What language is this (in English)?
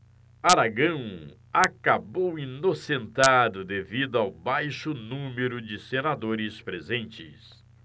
Portuguese